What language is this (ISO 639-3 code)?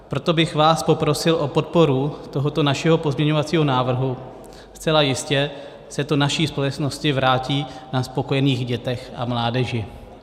ces